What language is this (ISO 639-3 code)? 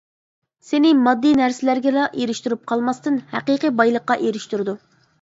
uig